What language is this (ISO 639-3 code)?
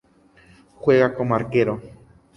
spa